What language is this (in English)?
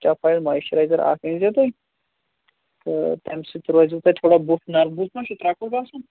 Kashmiri